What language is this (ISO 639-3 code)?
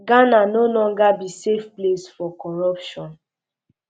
pcm